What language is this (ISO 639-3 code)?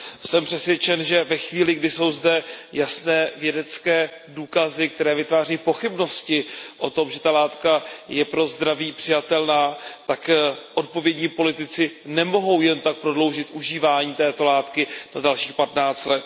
ces